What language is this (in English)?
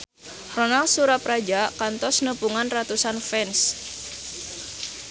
Sundanese